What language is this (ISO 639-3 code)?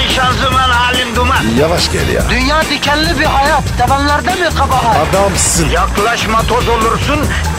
tur